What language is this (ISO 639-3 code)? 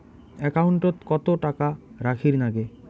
ben